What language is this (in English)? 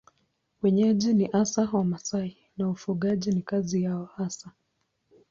Swahili